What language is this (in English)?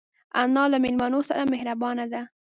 Pashto